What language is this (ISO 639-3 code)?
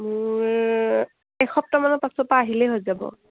asm